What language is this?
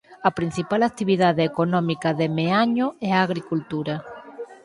Galician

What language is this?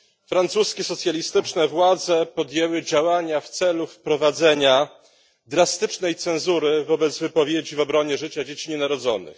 Polish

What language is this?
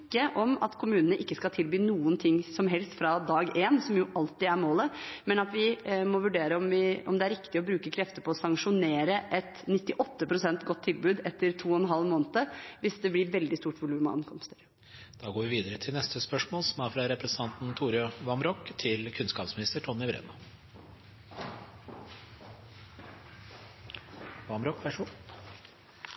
Norwegian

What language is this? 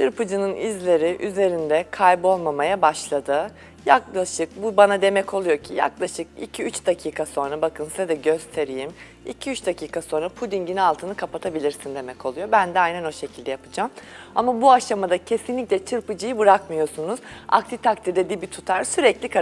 Turkish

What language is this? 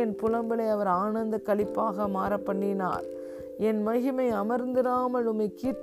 Tamil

